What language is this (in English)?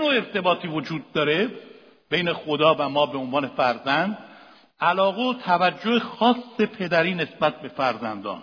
Persian